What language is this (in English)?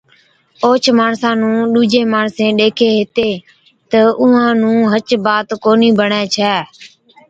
Od